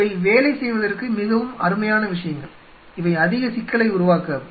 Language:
Tamil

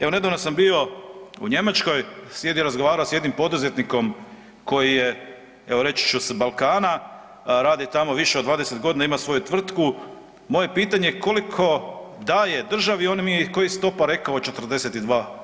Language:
Croatian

